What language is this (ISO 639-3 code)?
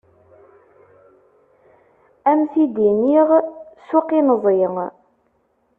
kab